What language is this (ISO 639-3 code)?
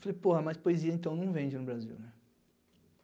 por